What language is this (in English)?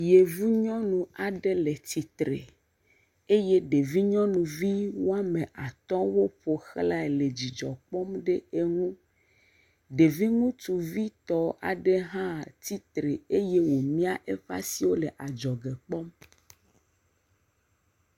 Ewe